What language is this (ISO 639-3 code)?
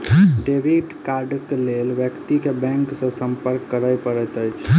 mai